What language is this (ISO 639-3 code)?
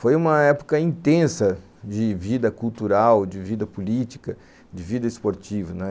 por